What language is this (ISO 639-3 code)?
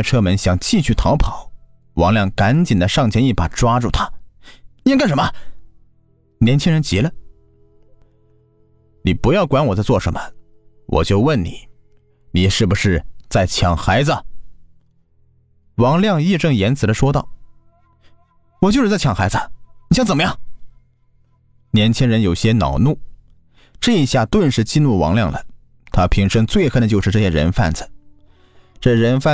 zho